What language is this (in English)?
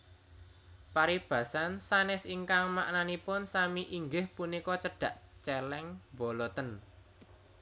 Javanese